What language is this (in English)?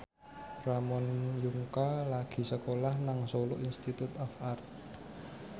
Javanese